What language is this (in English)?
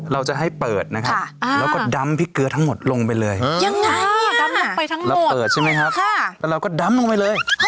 Thai